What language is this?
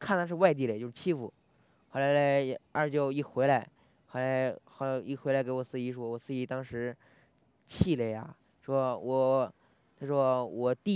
Chinese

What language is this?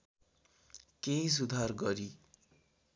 Nepali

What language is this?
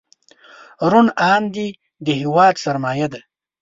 Pashto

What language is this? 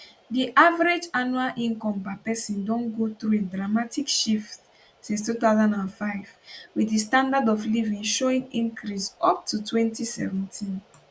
Nigerian Pidgin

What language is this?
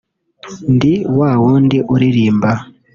Kinyarwanda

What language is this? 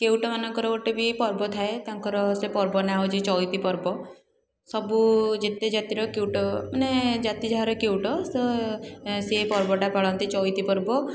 Odia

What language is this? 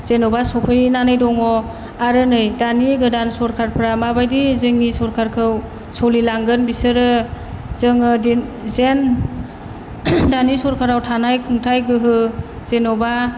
Bodo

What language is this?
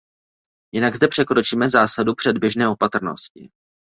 Czech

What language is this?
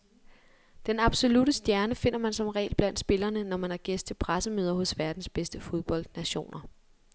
Danish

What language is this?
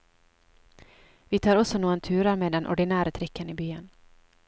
Norwegian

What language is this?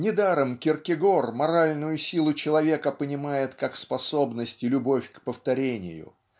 Russian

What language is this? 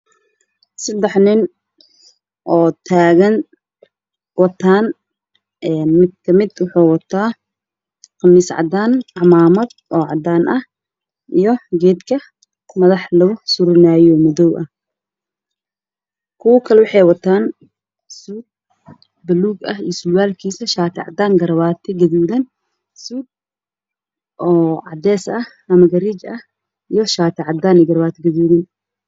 Somali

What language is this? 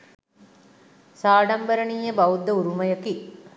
Sinhala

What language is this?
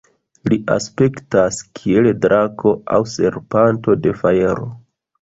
Esperanto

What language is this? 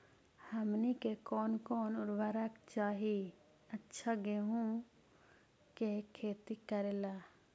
Magahi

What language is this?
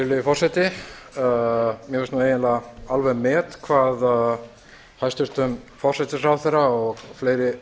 Icelandic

